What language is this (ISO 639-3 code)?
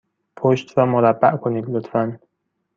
fas